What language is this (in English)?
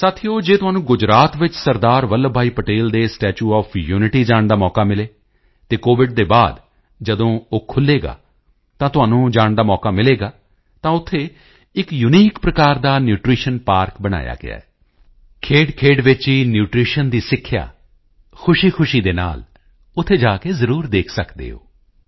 Punjabi